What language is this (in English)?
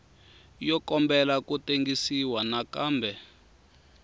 Tsonga